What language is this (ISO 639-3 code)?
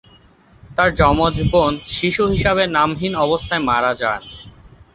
ben